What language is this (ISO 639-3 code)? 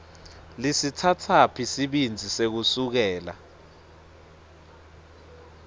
ssw